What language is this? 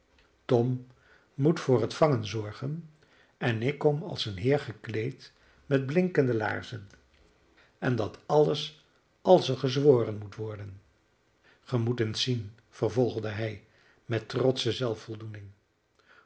Dutch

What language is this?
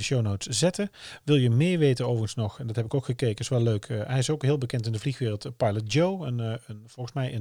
Dutch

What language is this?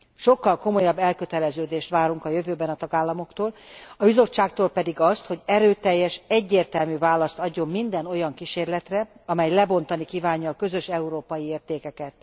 Hungarian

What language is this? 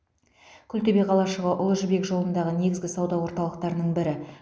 Kazakh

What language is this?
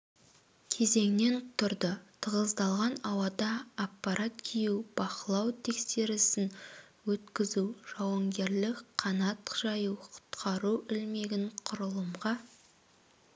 Kazakh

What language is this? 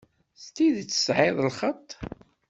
Kabyle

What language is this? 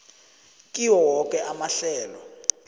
South Ndebele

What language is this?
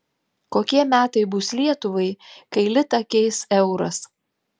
Lithuanian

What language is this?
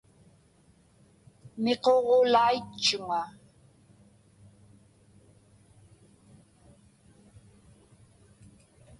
Inupiaq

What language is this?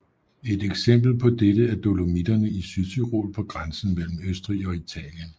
Danish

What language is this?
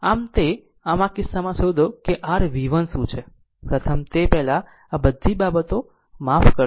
Gujarati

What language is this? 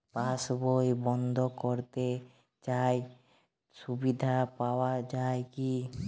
Bangla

